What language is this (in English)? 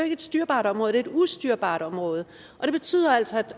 Danish